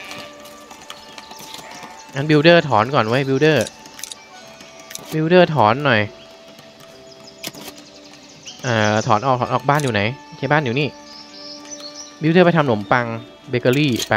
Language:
Thai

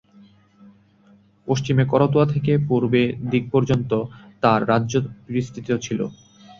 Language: Bangla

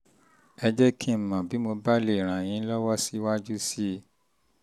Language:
Yoruba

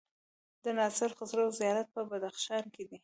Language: Pashto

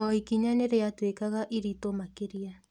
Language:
Kikuyu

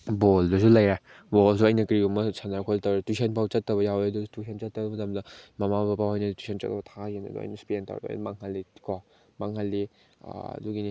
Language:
Manipuri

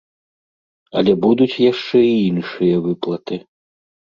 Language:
Belarusian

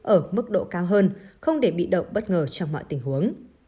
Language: Vietnamese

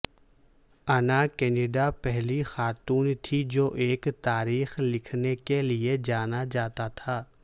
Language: Urdu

